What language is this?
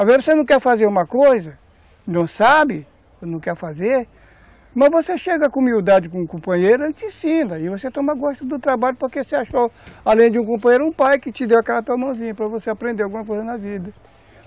Portuguese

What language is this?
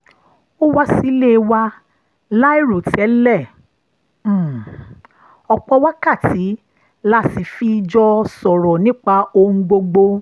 Yoruba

